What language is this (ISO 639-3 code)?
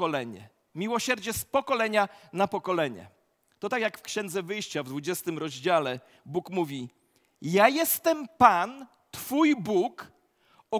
pol